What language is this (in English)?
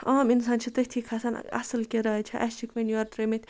Kashmiri